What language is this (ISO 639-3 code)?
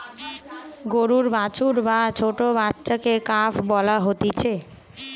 ben